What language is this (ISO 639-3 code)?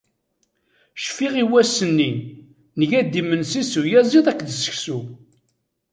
kab